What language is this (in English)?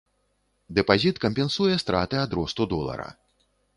Belarusian